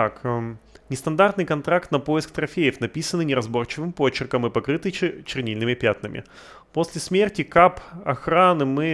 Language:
Russian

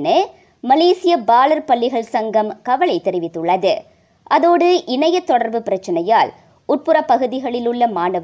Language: Tamil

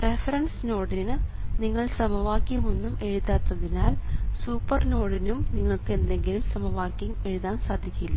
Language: Malayalam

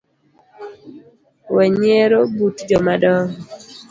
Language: Luo (Kenya and Tanzania)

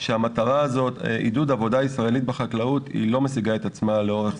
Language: Hebrew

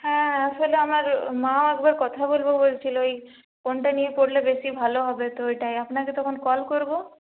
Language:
Bangla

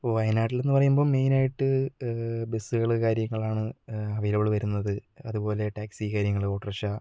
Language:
Malayalam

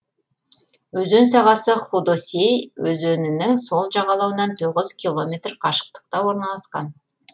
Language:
Kazakh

